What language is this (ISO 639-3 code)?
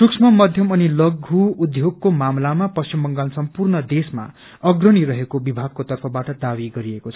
nep